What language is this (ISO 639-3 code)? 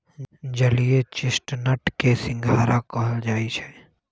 mag